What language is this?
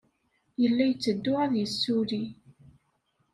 Kabyle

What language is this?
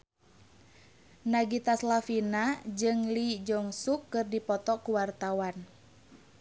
Sundanese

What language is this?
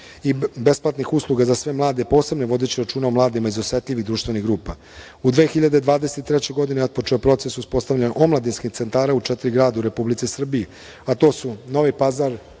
Serbian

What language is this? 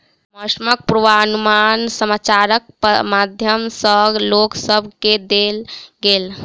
Maithili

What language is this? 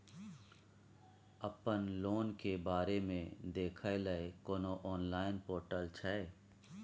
Maithili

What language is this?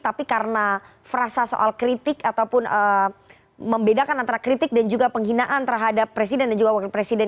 Indonesian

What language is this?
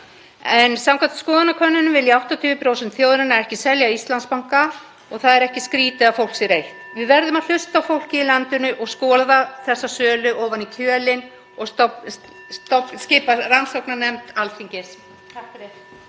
Icelandic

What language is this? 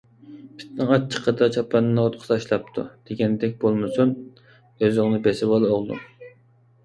Uyghur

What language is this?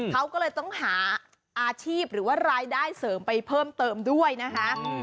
Thai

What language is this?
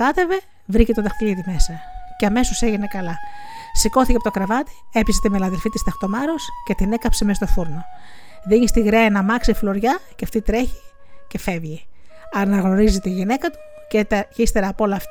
Greek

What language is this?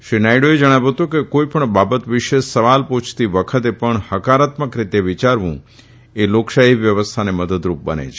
Gujarati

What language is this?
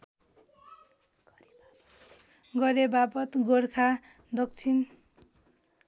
Nepali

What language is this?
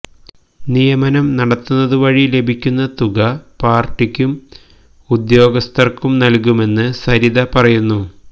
Malayalam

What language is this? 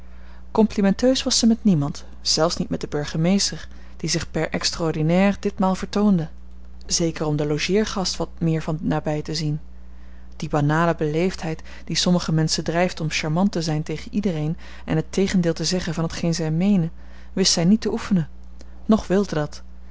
Dutch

